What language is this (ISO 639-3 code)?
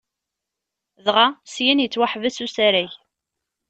kab